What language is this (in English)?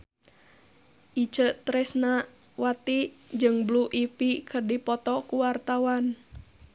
Sundanese